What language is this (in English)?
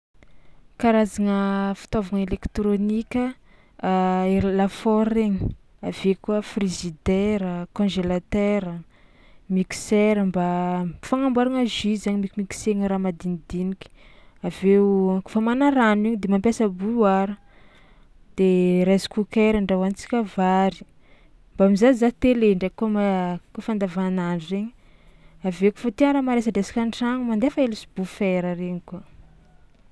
Tsimihety Malagasy